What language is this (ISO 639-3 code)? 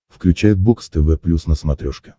rus